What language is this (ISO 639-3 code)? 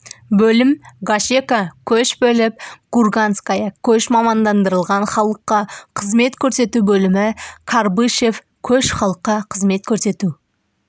kaz